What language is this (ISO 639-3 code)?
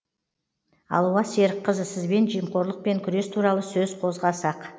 kaz